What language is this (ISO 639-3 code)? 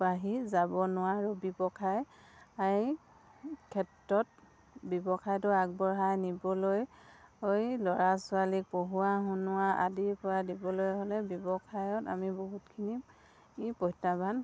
asm